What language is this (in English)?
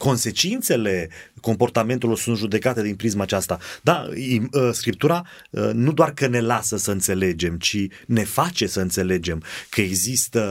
Romanian